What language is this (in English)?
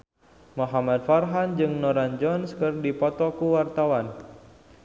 Sundanese